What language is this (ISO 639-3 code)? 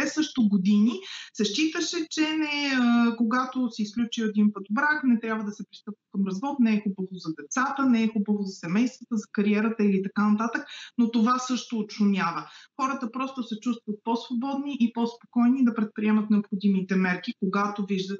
bul